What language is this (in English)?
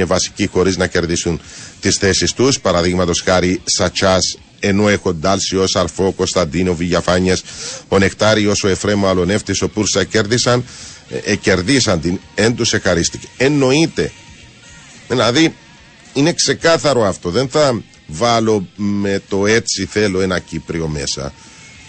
Greek